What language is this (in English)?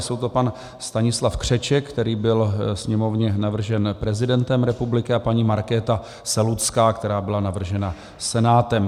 Czech